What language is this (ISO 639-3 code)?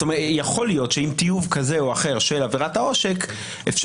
heb